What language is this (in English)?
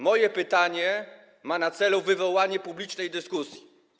Polish